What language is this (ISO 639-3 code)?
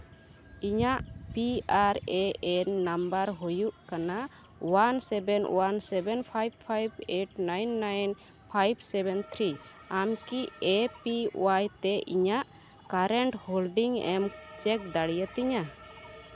sat